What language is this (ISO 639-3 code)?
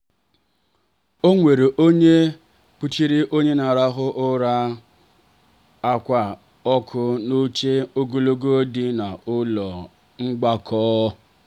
ibo